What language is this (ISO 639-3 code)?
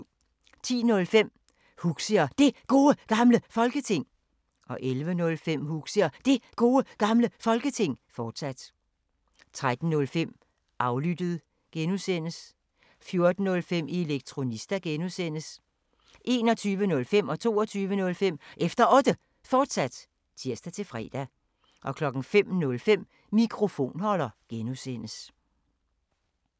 dan